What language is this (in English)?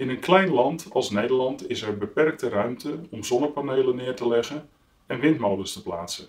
Dutch